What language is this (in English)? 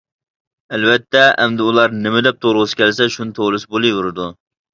Uyghur